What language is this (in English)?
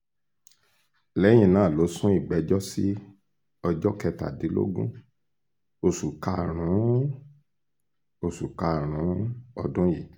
Yoruba